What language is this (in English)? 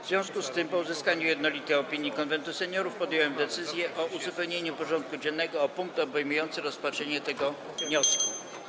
Polish